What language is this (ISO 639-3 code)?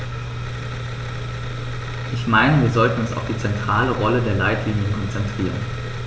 deu